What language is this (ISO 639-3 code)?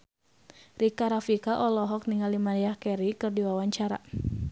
sun